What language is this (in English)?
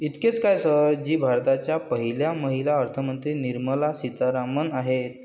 Marathi